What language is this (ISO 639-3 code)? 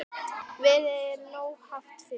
isl